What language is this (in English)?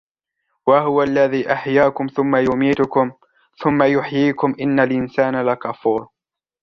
Arabic